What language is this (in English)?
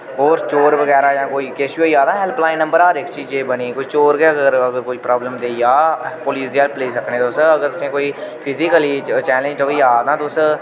Dogri